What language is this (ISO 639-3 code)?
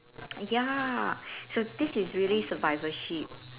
eng